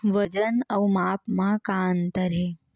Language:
Chhattisgarhi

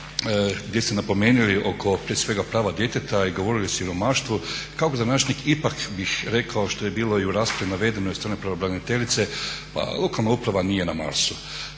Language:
Croatian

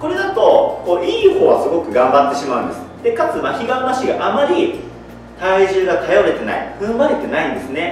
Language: Japanese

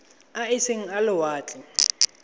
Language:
Tswana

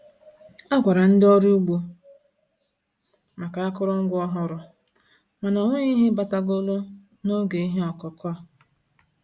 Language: Igbo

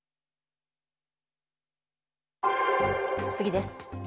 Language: Japanese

